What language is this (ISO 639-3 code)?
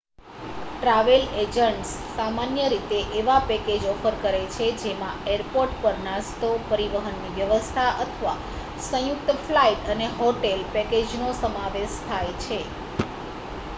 guj